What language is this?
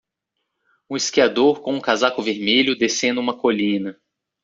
Portuguese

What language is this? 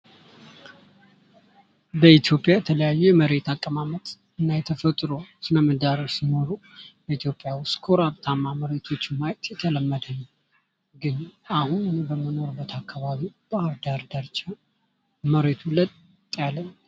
Amharic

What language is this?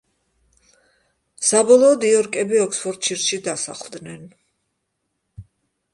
Georgian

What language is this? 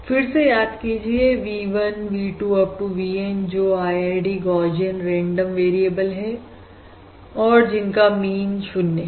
Hindi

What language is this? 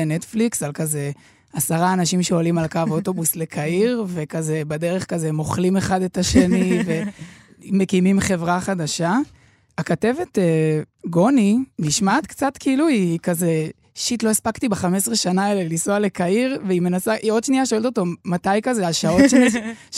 Hebrew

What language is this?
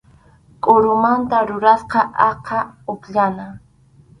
Arequipa-La Unión Quechua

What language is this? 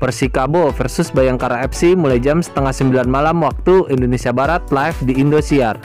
Indonesian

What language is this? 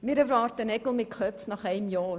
Swiss German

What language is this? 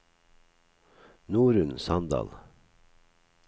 Norwegian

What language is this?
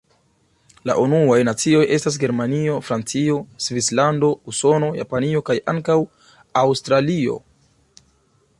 Esperanto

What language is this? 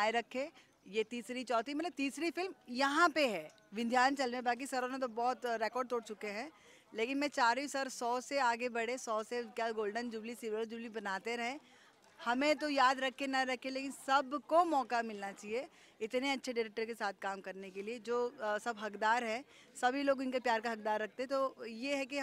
Hindi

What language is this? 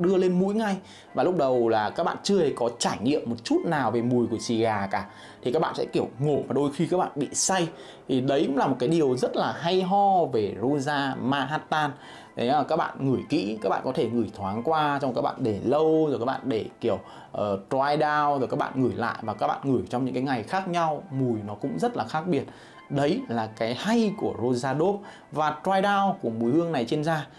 Vietnamese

